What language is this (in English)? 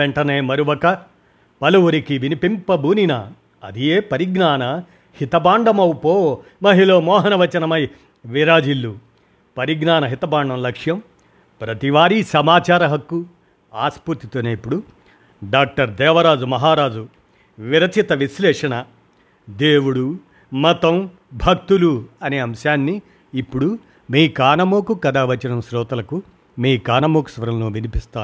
Telugu